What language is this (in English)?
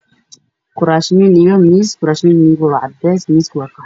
Somali